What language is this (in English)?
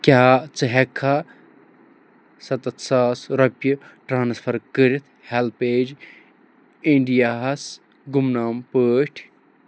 Kashmiri